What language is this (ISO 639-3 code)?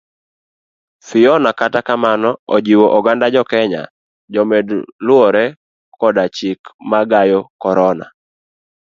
luo